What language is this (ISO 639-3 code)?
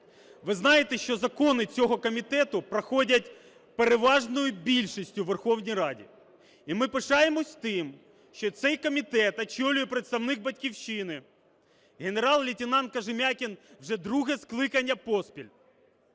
ukr